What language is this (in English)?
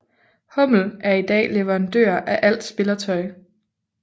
Danish